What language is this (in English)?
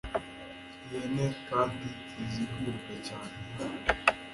Kinyarwanda